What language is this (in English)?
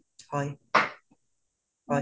Assamese